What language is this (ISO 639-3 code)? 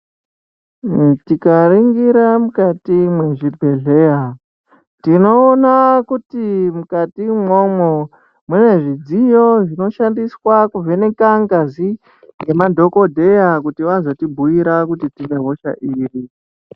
ndc